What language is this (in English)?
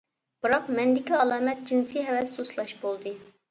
Uyghur